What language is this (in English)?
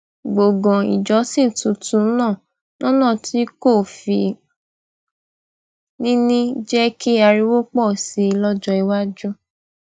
Yoruba